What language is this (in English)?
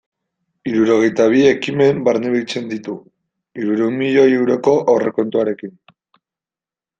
Basque